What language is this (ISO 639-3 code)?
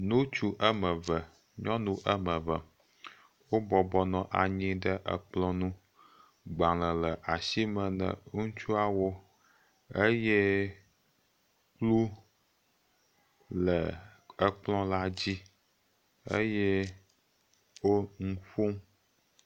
ewe